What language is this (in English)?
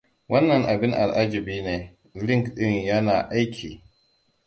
Hausa